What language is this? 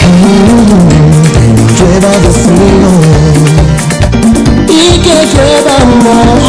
Spanish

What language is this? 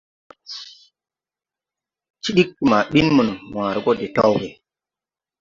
Tupuri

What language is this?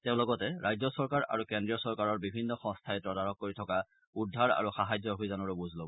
Assamese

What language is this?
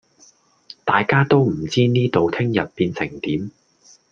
Cantonese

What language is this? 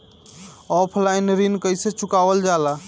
Bhojpuri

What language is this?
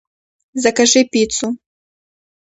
Russian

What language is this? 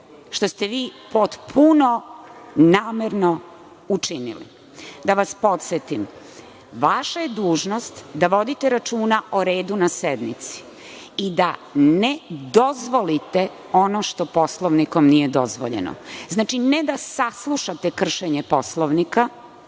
Serbian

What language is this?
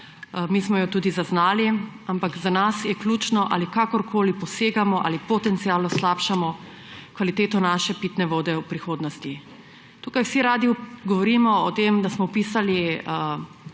Slovenian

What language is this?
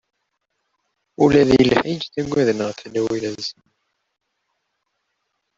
Kabyle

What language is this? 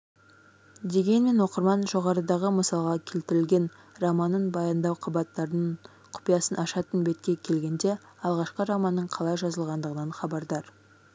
Kazakh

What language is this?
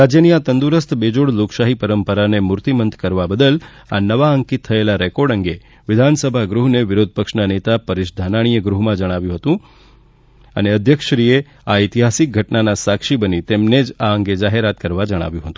Gujarati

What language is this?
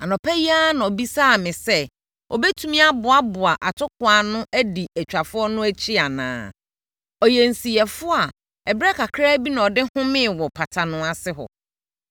Akan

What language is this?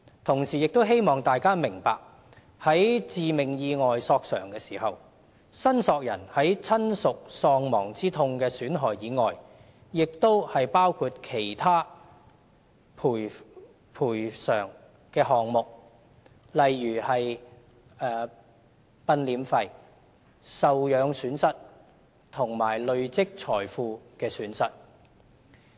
Cantonese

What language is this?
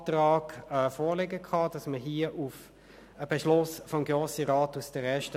Swiss German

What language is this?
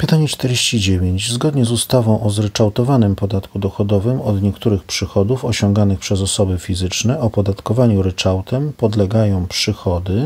Polish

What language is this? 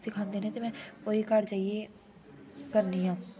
Dogri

